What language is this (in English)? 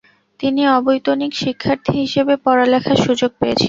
Bangla